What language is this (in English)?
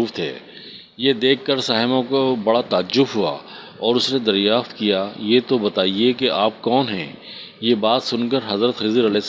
Urdu